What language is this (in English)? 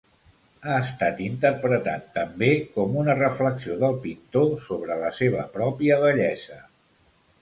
Catalan